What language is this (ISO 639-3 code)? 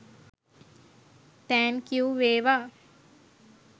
sin